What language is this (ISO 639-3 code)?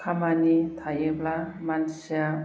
brx